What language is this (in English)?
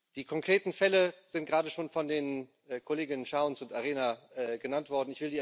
German